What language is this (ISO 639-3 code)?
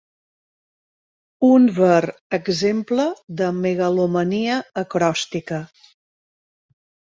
cat